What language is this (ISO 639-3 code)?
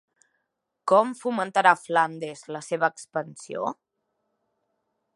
cat